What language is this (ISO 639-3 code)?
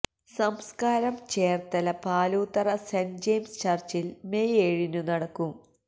mal